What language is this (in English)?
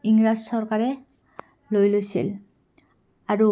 Assamese